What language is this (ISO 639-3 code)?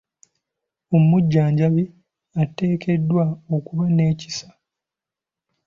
lug